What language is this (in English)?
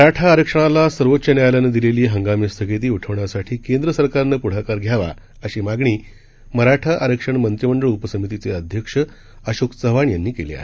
Marathi